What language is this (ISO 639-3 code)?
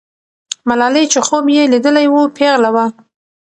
pus